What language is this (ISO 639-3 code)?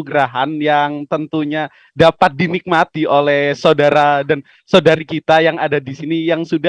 ind